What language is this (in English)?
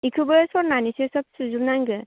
Bodo